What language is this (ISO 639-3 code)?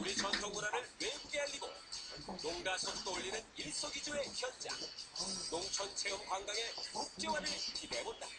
kor